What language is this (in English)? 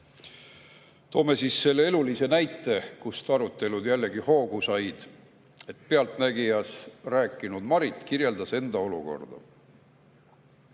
Estonian